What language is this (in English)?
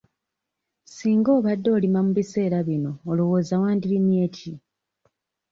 Ganda